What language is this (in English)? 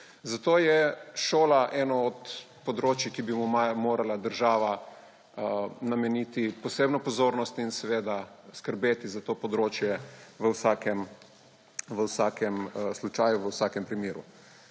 Slovenian